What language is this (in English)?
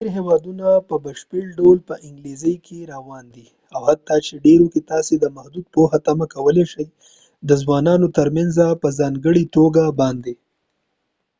Pashto